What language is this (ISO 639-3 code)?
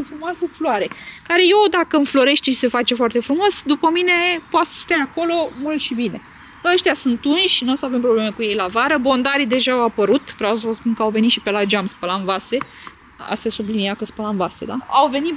ron